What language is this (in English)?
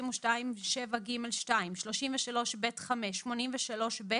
Hebrew